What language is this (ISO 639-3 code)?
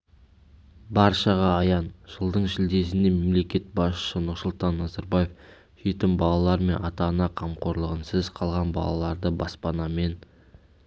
kaz